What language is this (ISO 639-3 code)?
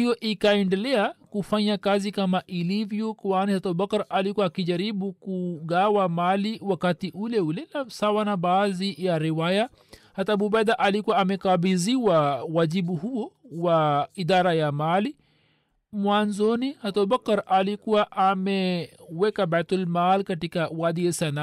swa